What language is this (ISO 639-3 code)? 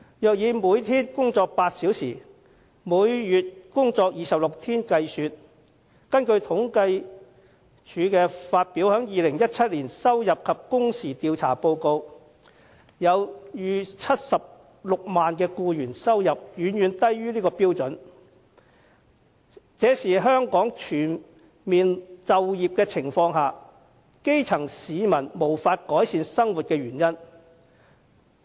yue